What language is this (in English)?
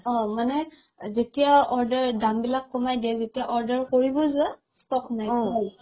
Assamese